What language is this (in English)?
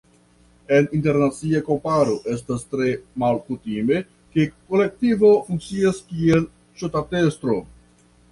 Esperanto